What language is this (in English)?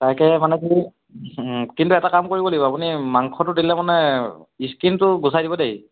Assamese